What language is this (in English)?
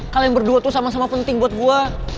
Indonesian